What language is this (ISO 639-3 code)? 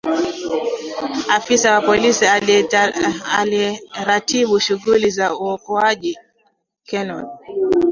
swa